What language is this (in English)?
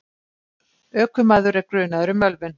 Icelandic